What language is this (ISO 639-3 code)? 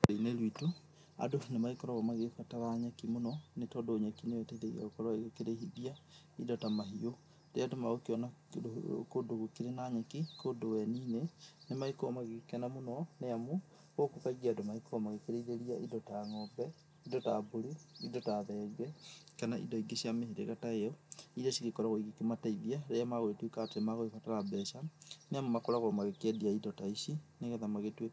kik